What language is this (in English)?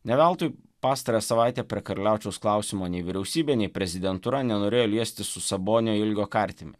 Lithuanian